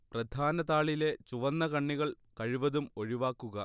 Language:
Malayalam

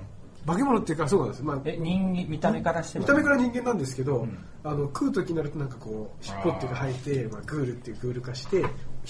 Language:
Japanese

